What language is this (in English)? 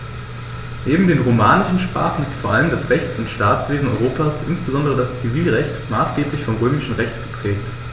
German